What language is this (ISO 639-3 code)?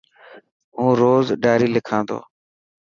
mki